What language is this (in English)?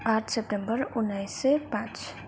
Nepali